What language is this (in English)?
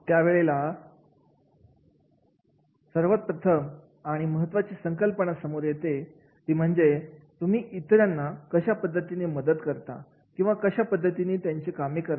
Marathi